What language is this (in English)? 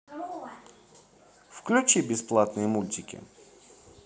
Russian